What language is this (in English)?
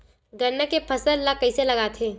Chhattisgarhi